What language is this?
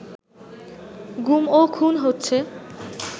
Bangla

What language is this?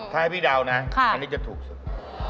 Thai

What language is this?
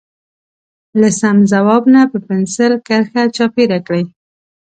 Pashto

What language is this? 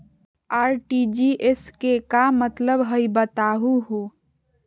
Magahi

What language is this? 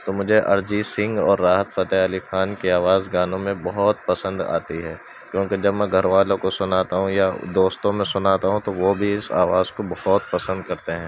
Urdu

